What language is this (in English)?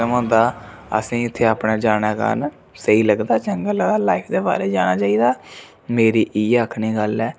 Dogri